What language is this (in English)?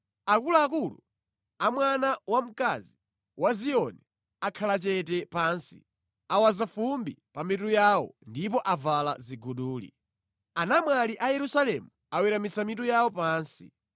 Nyanja